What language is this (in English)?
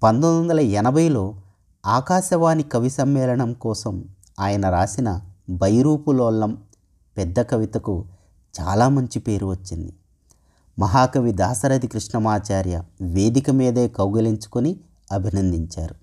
Telugu